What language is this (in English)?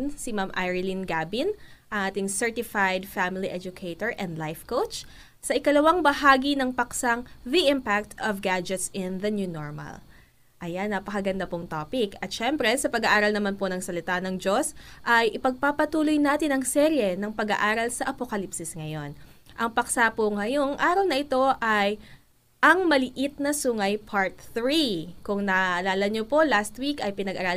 Filipino